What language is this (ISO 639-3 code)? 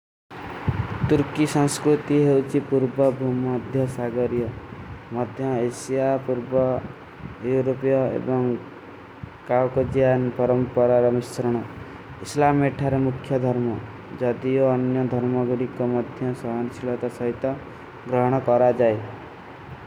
uki